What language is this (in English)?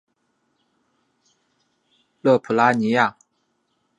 Chinese